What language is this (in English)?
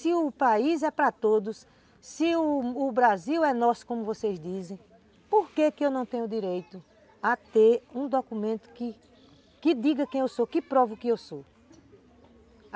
Portuguese